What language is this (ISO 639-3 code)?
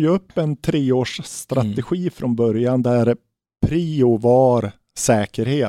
swe